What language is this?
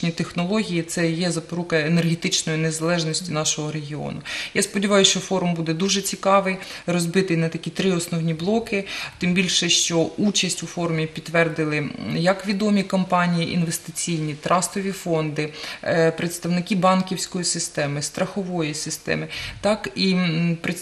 Ukrainian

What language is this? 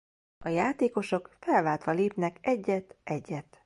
Hungarian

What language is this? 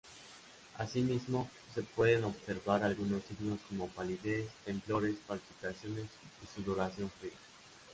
Spanish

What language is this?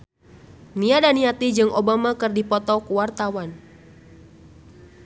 Sundanese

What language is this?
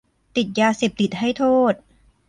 Thai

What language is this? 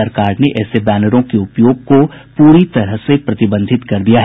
Hindi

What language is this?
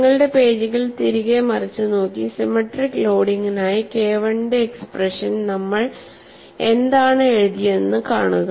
Malayalam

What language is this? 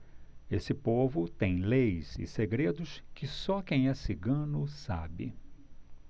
Portuguese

